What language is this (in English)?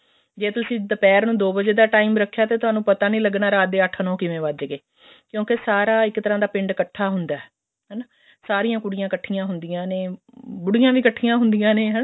Punjabi